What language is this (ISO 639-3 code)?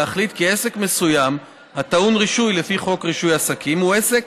heb